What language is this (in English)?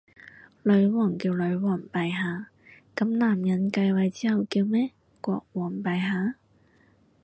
Cantonese